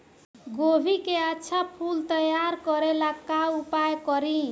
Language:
Bhojpuri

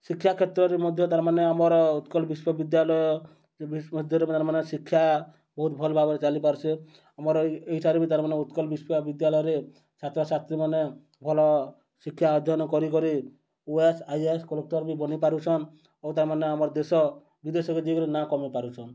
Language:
Odia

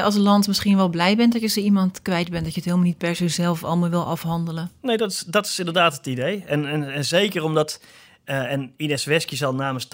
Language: Dutch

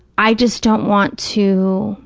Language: English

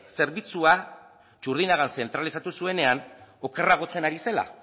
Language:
Basque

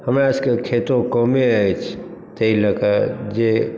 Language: Maithili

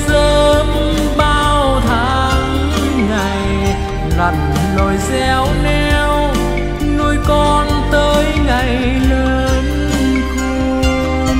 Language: Vietnamese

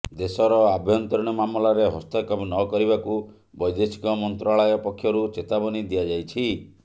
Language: Odia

